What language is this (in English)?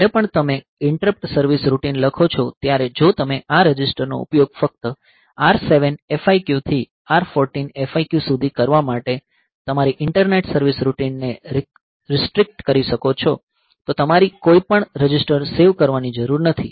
Gujarati